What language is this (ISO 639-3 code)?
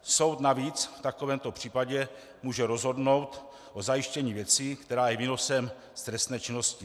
ces